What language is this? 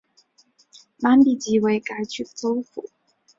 Chinese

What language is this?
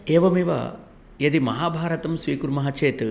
Sanskrit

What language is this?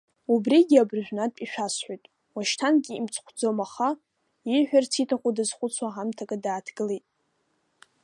Abkhazian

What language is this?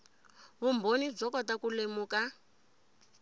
Tsonga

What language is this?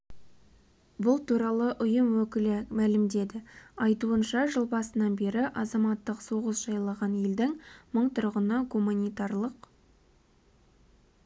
Kazakh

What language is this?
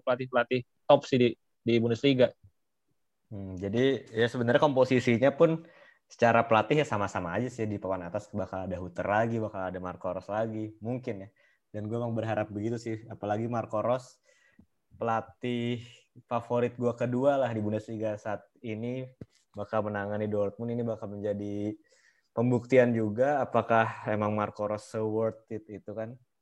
Indonesian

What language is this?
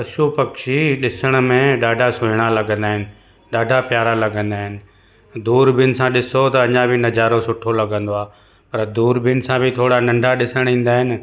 Sindhi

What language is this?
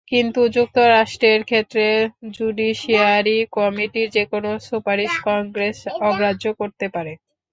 Bangla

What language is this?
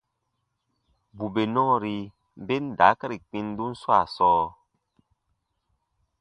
Baatonum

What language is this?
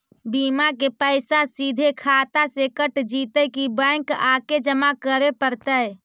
Magahi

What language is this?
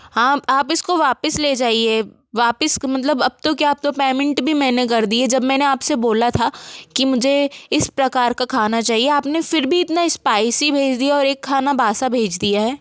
Hindi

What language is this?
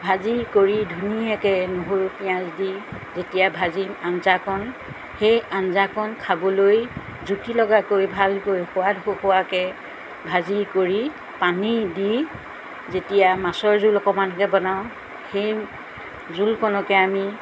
Assamese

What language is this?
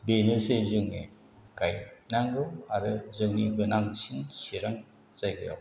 Bodo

